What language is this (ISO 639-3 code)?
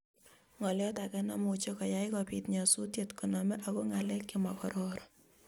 kln